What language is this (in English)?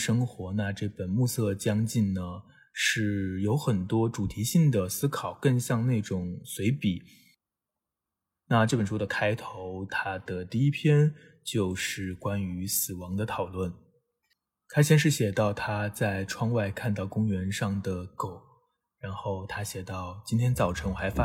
Chinese